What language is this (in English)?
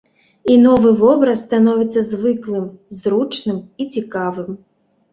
Belarusian